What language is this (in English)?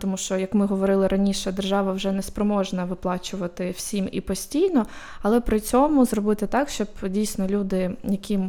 Ukrainian